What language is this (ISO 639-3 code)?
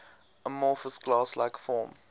eng